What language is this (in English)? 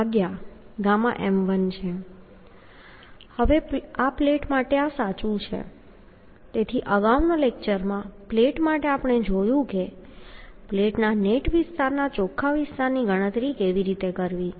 Gujarati